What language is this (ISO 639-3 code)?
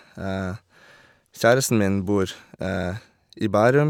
nor